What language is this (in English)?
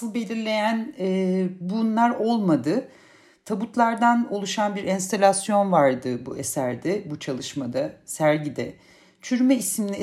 Turkish